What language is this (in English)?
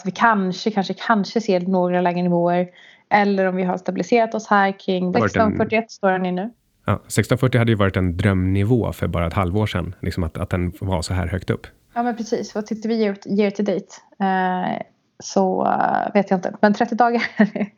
Swedish